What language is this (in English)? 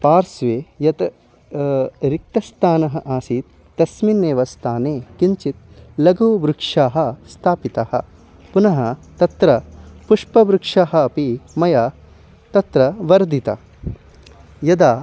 Sanskrit